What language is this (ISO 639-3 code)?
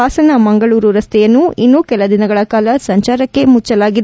kan